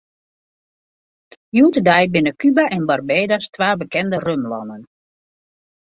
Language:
Western Frisian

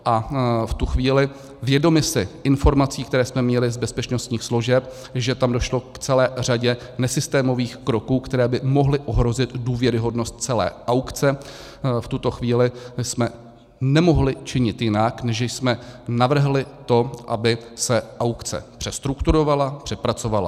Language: Czech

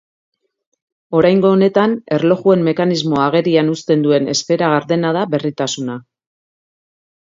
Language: Basque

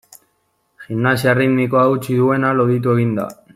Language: Basque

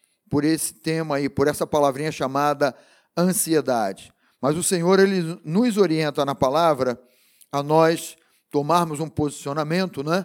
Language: Portuguese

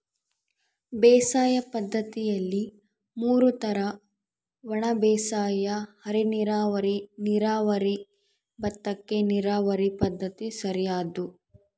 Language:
Kannada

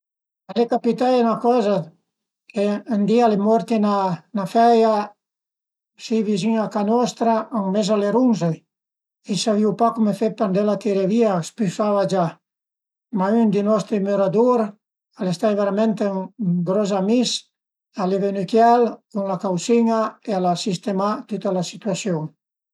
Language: Piedmontese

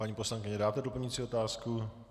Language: Czech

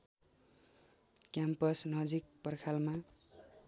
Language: Nepali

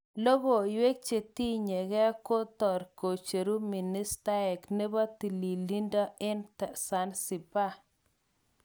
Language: Kalenjin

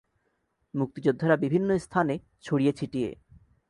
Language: Bangla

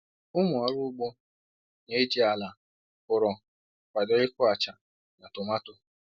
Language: Igbo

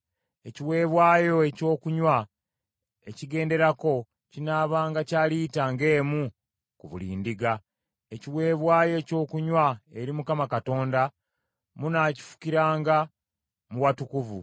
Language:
Ganda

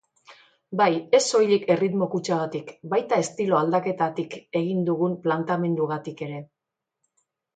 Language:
Basque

